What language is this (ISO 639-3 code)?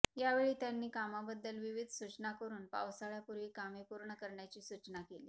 mar